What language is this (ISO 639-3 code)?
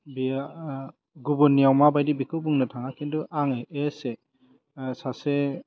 brx